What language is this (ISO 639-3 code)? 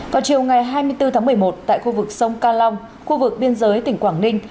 vie